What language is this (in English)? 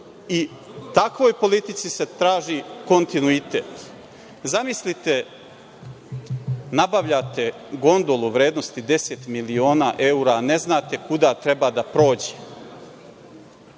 Serbian